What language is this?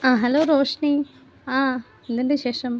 Malayalam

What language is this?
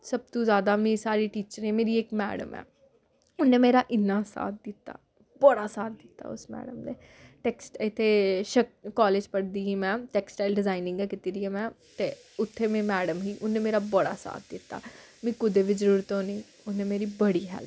Dogri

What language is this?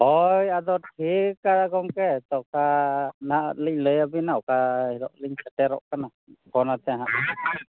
Santali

